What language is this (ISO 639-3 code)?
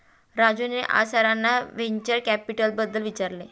mar